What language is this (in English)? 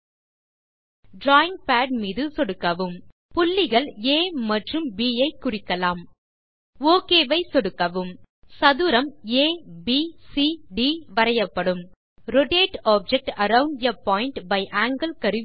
Tamil